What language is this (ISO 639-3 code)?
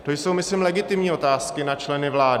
ces